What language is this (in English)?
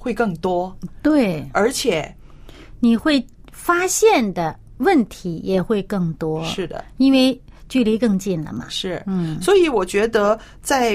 Chinese